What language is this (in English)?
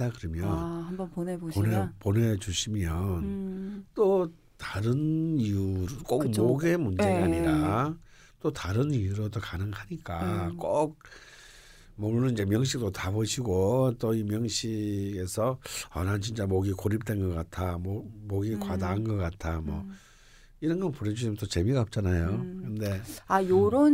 Korean